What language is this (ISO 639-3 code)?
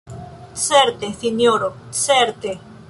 epo